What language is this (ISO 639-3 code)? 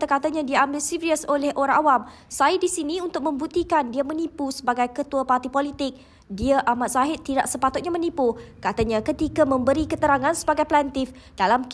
msa